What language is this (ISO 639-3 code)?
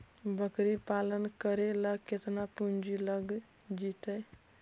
mag